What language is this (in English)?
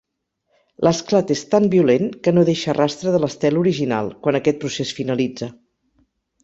Catalan